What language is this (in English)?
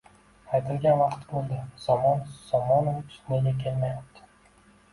Uzbek